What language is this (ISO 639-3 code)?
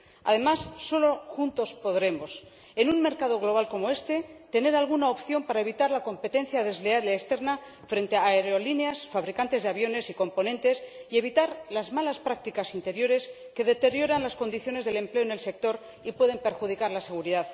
spa